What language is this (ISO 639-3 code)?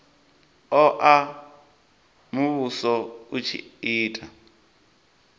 ven